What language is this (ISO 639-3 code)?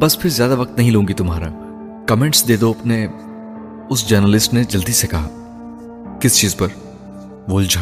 urd